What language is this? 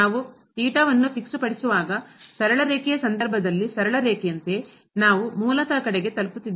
Kannada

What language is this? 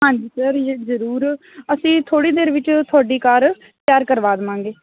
Punjabi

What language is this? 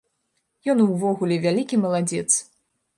Belarusian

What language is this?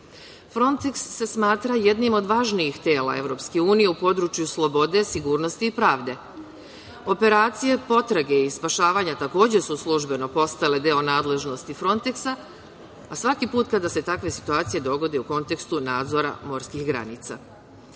Serbian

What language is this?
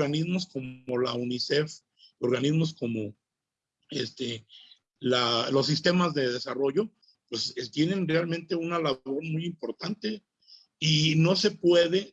Spanish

